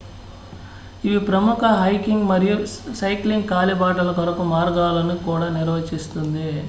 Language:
Telugu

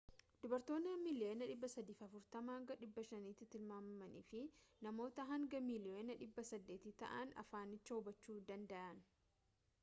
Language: Oromo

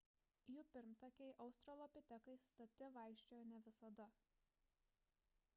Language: Lithuanian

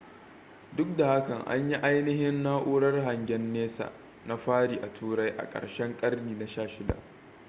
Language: Hausa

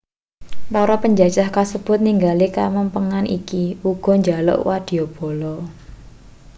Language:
Javanese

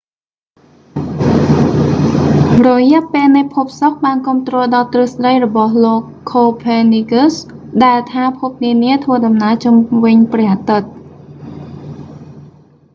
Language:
Khmer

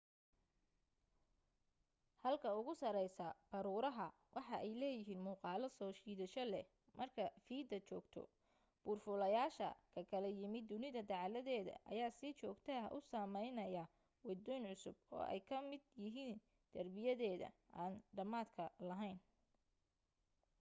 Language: Somali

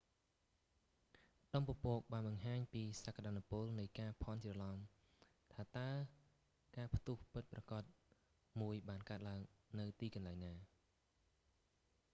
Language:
Khmer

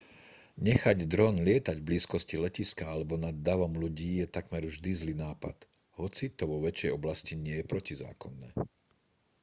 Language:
Slovak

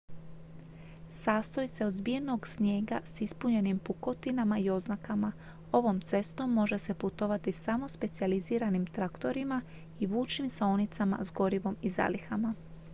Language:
Croatian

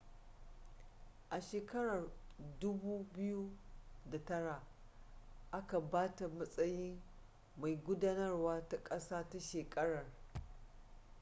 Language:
Hausa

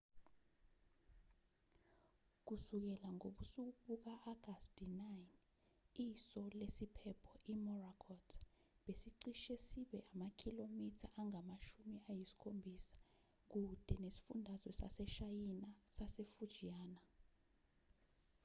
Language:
Zulu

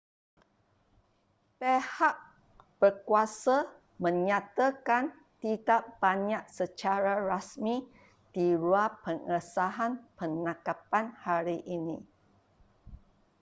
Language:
Malay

